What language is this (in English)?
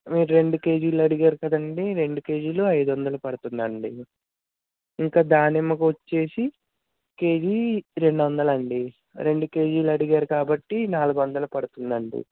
Telugu